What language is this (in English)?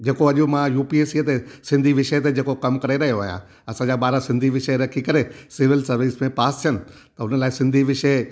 Sindhi